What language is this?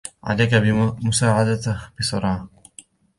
Arabic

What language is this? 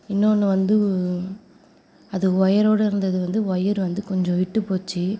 Tamil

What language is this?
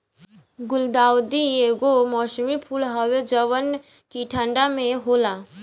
Bhojpuri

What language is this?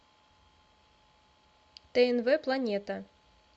Russian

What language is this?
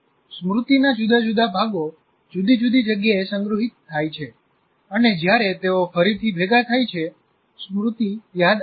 Gujarati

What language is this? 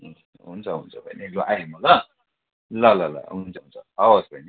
Nepali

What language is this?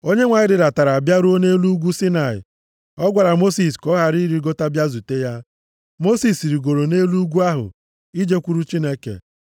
Igbo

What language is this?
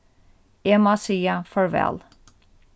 Faroese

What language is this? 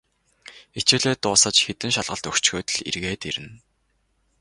Mongolian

